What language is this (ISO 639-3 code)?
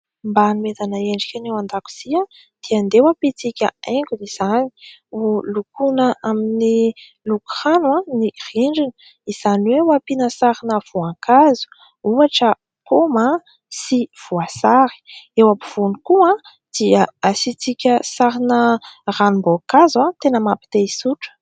mlg